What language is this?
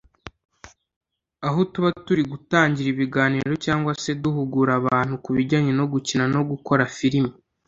Kinyarwanda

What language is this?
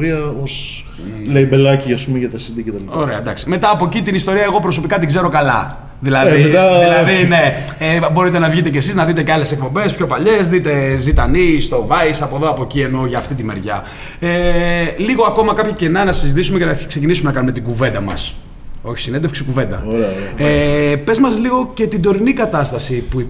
Greek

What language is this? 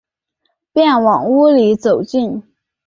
Chinese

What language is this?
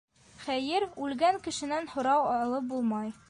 Bashkir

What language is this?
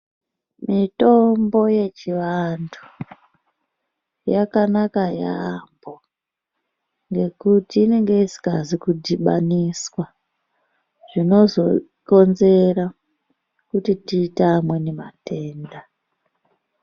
Ndau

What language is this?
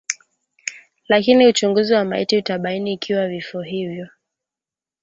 Swahili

